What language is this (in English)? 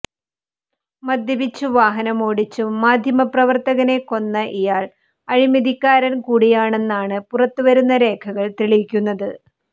Malayalam